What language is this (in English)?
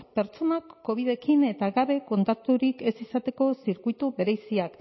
Basque